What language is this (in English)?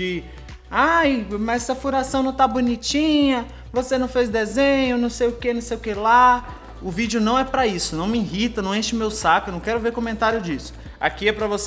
Portuguese